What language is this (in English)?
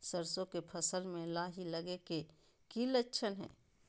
Magahi